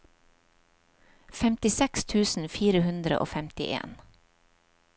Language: Norwegian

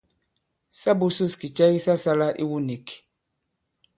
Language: Bankon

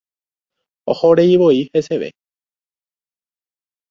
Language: Guarani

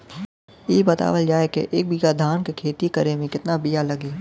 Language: Bhojpuri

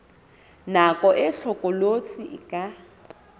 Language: Southern Sotho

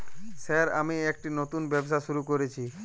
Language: Bangla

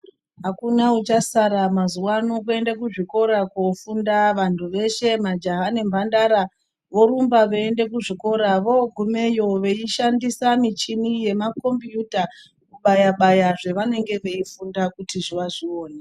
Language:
Ndau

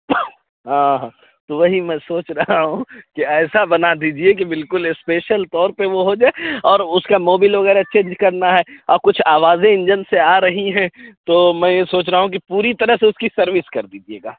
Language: Urdu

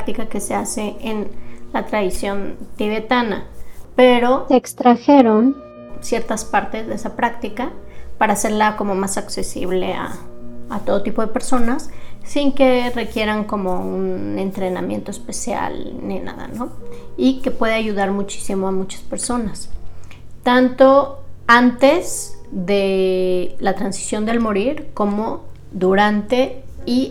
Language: Spanish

